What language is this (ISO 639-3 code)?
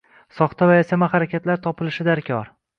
uzb